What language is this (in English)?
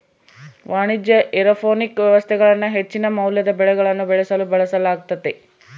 Kannada